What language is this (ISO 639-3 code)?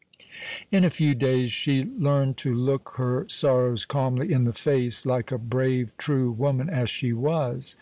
eng